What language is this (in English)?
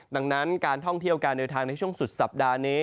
Thai